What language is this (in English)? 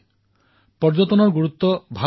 Assamese